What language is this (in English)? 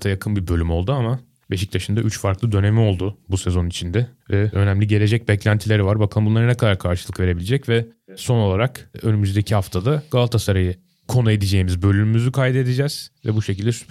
Turkish